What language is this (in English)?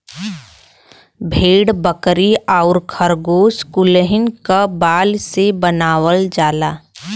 Bhojpuri